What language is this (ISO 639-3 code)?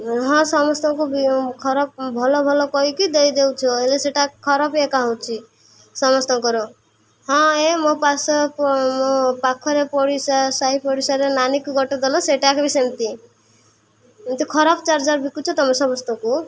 ori